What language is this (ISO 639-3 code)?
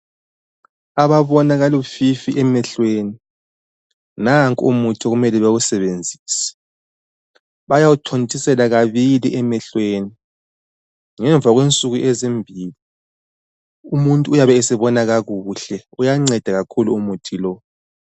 nde